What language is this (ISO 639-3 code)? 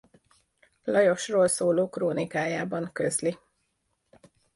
hun